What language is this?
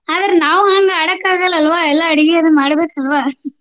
Kannada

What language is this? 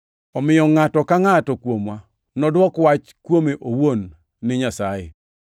Luo (Kenya and Tanzania)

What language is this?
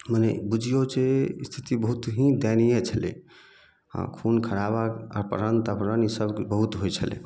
Maithili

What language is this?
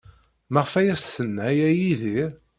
Kabyle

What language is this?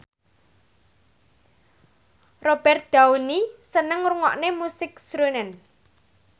Javanese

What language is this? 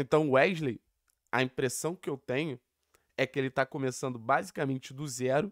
Portuguese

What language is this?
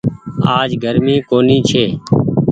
Goaria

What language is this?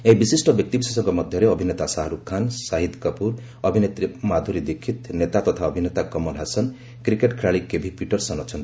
Odia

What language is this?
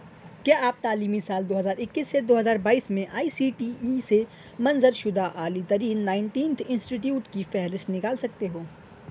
Urdu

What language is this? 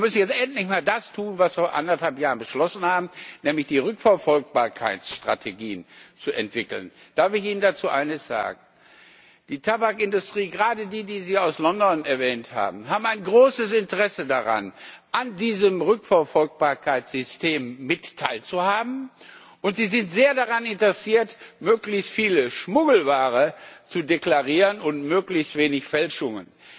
German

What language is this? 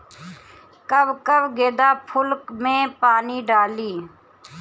Bhojpuri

